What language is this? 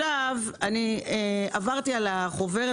Hebrew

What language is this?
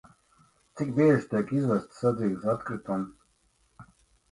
Latvian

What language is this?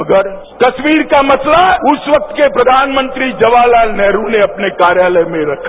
Hindi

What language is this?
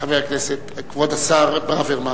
Hebrew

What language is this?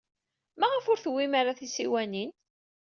Kabyle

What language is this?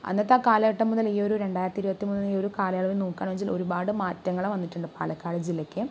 Malayalam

